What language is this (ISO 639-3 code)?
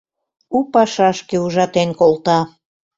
chm